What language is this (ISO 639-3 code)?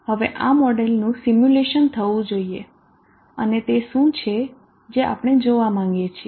guj